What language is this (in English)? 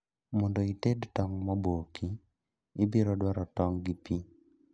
Luo (Kenya and Tanzania)